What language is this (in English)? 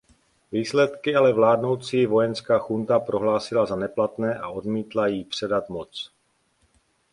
Czech